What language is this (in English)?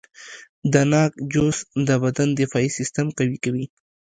Pashto